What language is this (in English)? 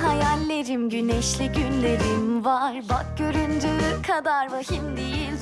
Turkish